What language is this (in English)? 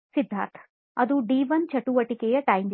Kannada